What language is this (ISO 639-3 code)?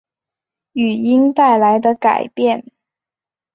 zho